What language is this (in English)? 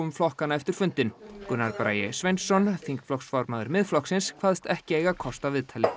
Icelandic